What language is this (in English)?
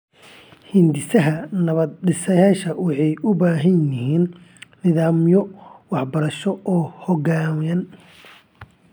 Somali